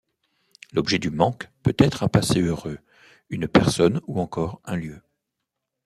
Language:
French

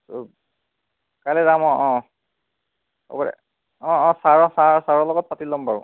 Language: Assamese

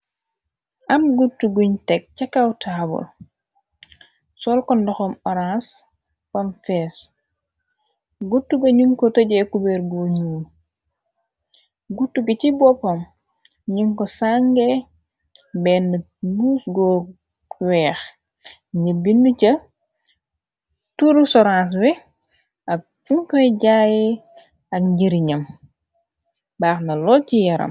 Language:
Wolof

